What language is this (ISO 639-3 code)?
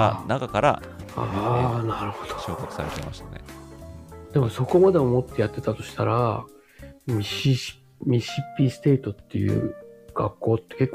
jpn